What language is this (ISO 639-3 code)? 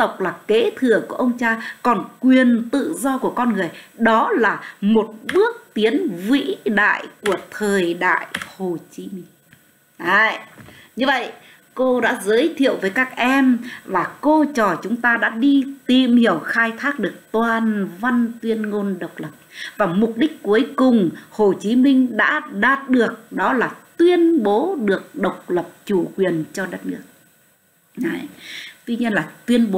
vie